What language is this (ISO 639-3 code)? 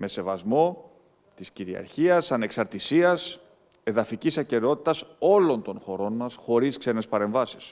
ell